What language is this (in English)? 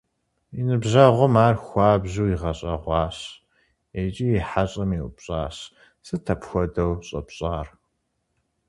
Kabardian